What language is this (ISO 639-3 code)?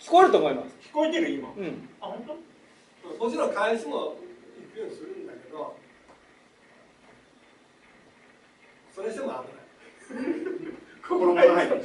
jpn